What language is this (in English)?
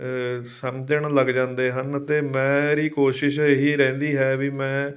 Punjabi